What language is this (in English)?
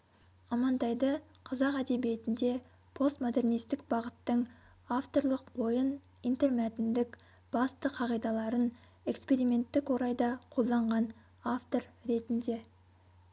Kazakh